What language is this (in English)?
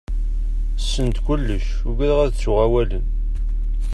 Kabyle